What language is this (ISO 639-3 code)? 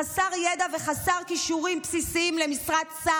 heb